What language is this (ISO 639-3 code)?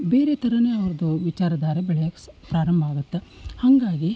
kan